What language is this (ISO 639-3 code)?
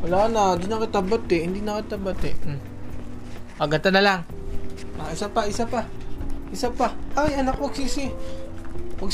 fil